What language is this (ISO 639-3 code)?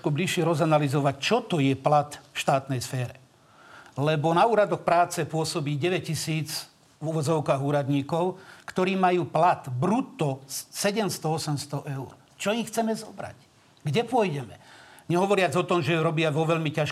slk